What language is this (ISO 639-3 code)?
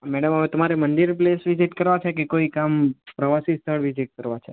guj